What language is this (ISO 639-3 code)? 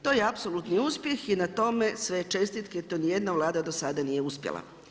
hrv